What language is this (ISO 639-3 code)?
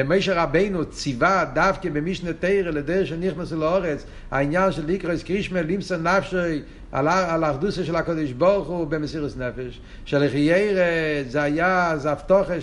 heb